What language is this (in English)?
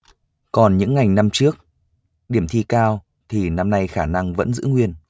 Vietnamese